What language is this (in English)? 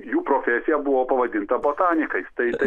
Lithuanian